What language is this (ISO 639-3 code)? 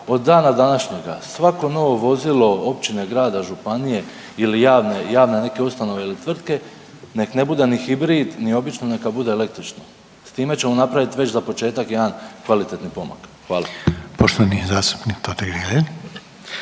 hrv